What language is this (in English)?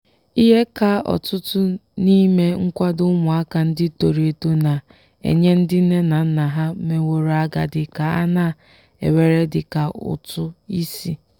Igbo